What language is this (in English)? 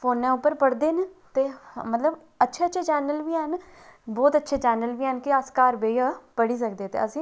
Dogri